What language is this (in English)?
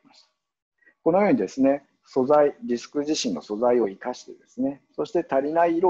Japanese